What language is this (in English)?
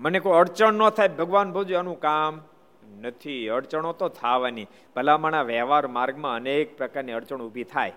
Gujarati